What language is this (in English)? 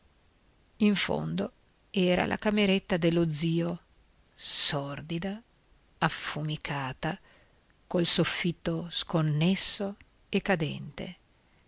Italian